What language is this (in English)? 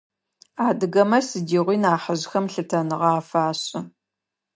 Adyghe